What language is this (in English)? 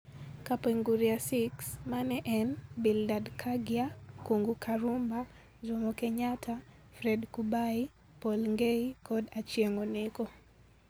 Luo (Kenya and Tanzania)